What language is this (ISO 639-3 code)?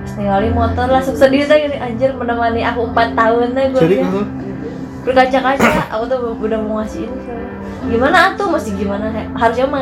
ind